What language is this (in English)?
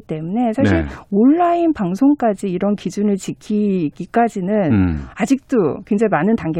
Korean